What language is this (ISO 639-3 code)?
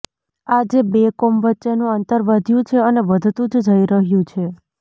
guj